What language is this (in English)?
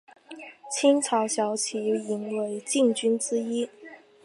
Chinese